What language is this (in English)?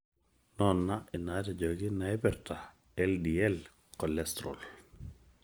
Masai